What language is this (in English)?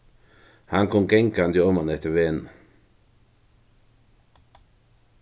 Faroese